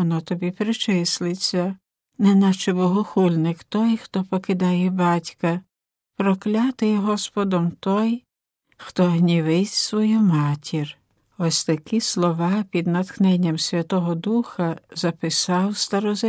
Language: Ukrainian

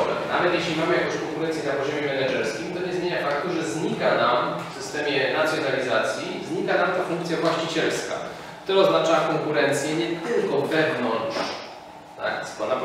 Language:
Polish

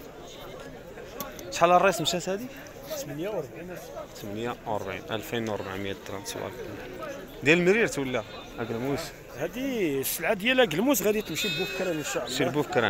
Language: Arabic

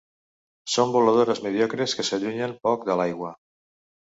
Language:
Catalan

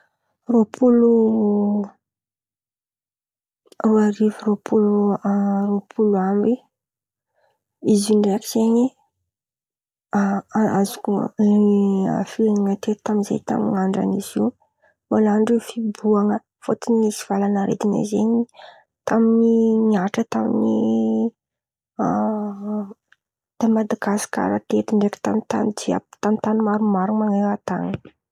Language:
Antankarana Malagasy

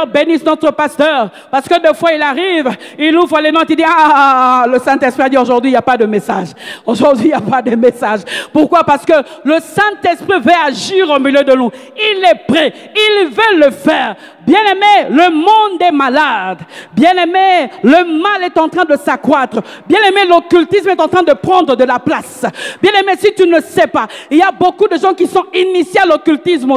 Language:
French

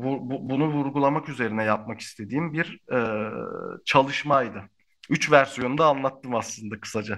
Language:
Turkish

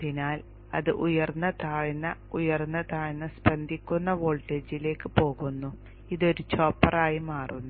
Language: Malayalam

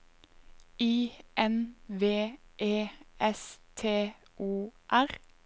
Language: Norwegian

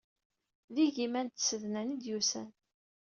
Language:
Kabyle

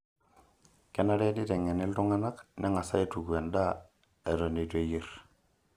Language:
Masai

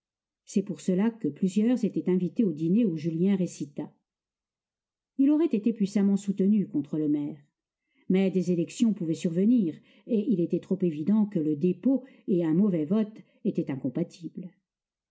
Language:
French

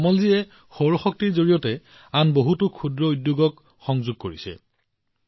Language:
Assamese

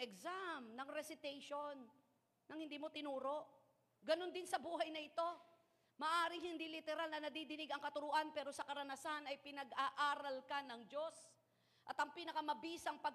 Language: Filipino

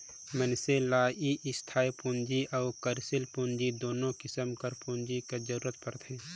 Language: Chhattisgarhi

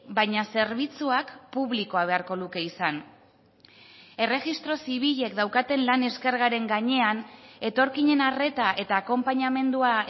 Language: Basque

